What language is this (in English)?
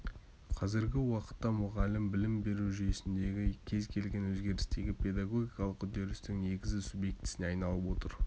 Kazakh